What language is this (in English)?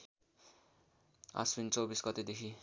Nepali